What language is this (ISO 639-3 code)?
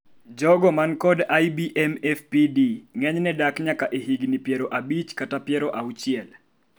luo